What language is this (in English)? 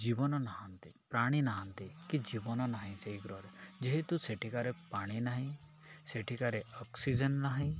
Odia